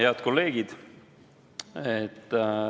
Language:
Estonian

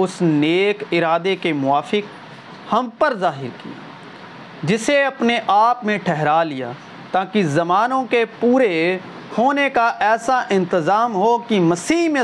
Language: Urdu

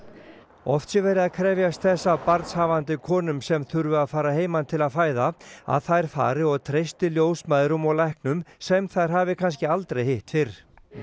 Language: Icelandic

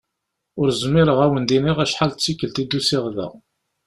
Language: Kabyle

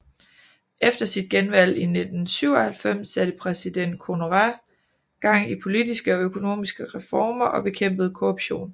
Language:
Danish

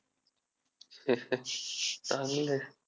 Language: Marathi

